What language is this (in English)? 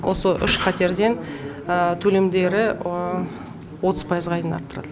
Kazakh